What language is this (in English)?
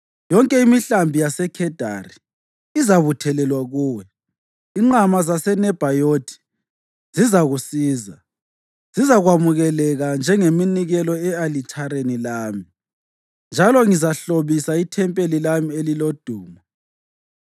North Ndebele